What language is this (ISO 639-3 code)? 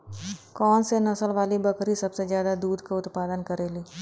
bho